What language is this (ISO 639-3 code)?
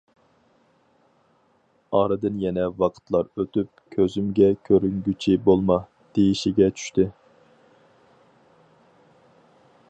uig